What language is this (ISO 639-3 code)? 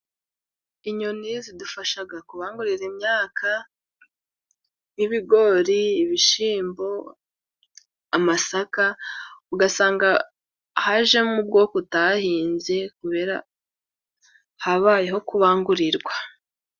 kin